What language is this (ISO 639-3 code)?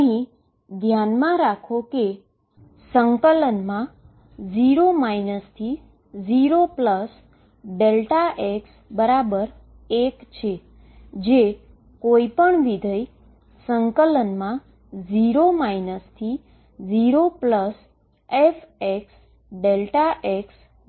guj